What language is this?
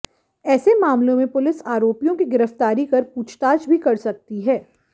Hindi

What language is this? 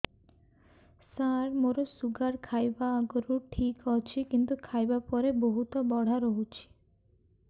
Odia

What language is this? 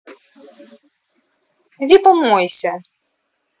Russian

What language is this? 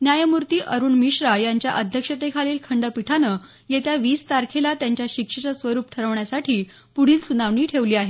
Marathi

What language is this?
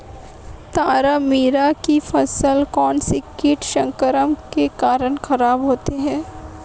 Hindi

